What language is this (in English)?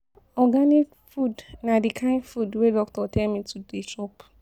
Nigerian Pidgin